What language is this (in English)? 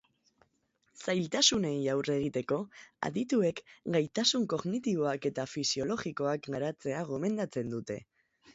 Basque